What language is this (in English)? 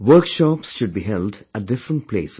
English